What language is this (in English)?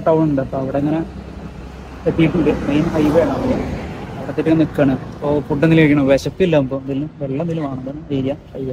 Malayalam